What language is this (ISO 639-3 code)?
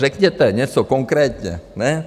ces